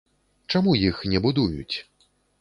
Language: Belarusian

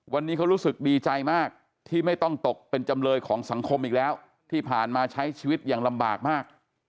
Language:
Thai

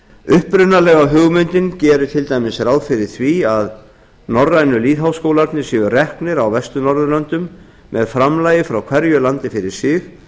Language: Icelandic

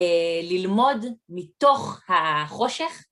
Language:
Hebrew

